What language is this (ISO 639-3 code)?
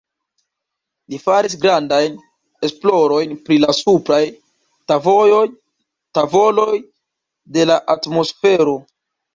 epo